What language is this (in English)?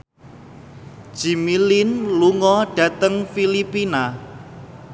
Javanese